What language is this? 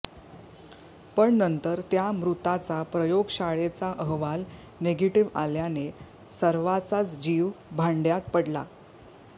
Marathi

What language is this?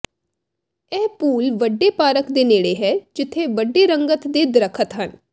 Punjabi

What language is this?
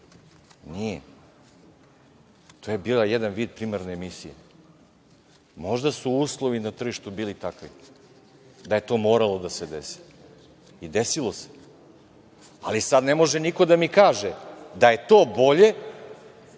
Serbian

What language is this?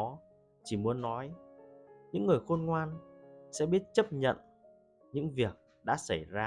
Vietnamese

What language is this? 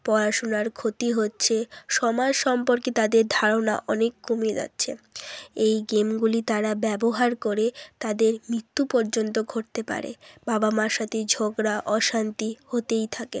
Bangla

